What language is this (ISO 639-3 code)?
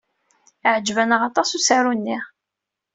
kab